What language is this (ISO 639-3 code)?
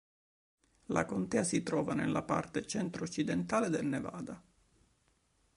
ita